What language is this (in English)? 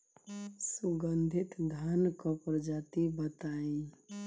Bhojpuri